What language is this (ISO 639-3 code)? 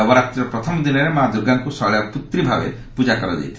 ori